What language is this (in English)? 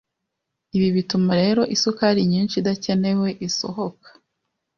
Kinyarwanda